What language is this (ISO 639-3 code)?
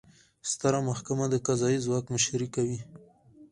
pus